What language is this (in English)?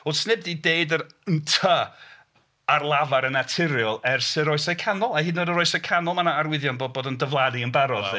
Welsh